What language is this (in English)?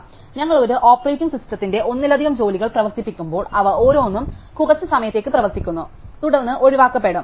Malayalam